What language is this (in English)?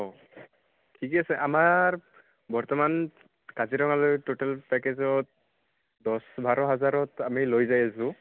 Assamese